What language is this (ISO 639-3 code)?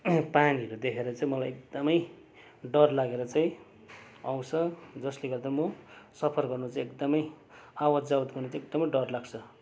nep